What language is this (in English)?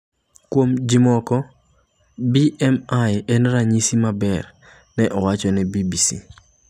Luo (Kenya and Tanzania)